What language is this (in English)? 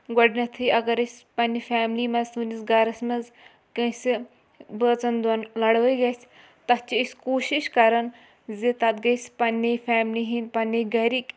Kashmiri